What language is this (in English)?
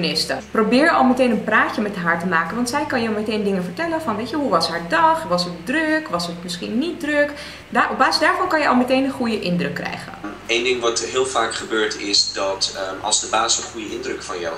Dutch